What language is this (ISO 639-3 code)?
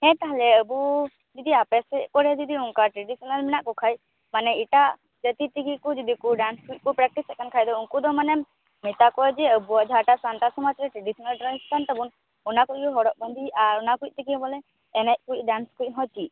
sat